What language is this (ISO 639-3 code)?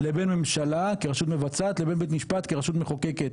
heb